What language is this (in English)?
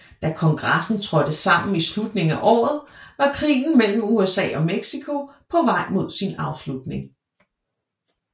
Danish